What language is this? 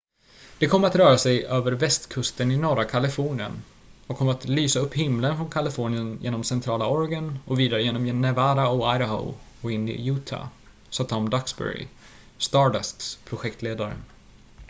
Swedish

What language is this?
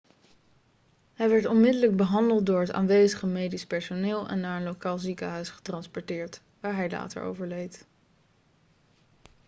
Dutch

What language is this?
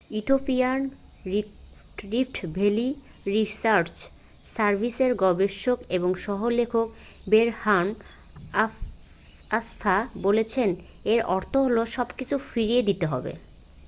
Bangla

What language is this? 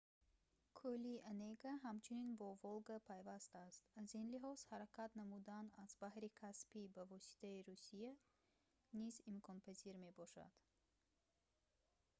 Tajik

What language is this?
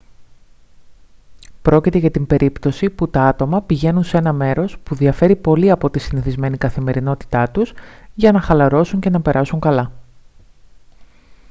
Greek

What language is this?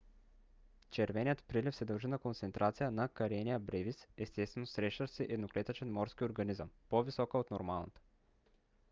Bulgarian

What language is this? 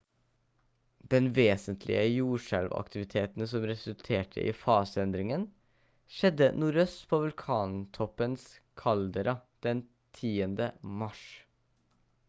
Norwegian Bokmål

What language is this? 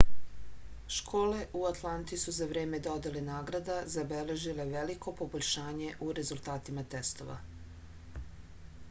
Serbian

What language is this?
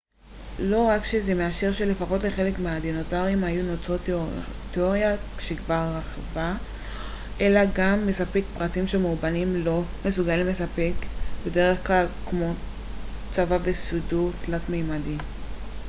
Hebrew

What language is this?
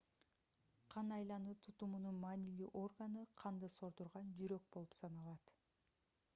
Kyrgyz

